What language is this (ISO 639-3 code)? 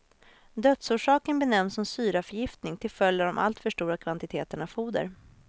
swe